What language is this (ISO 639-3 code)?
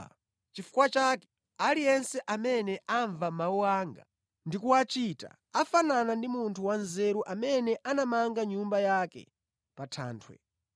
nya